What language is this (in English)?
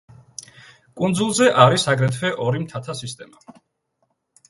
Georgian